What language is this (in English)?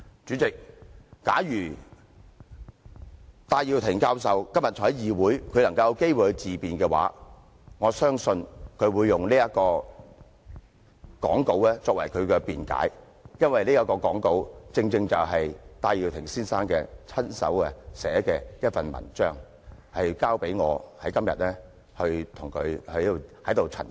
Cantonese